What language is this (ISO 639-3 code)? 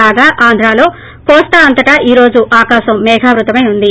tel